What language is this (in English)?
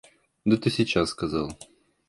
Russian